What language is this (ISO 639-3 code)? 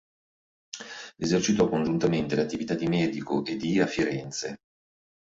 ita